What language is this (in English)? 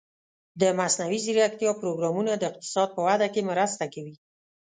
Pashto